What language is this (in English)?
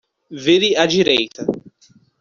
Portuguese